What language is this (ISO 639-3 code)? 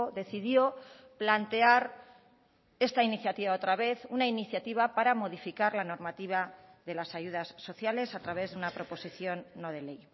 spa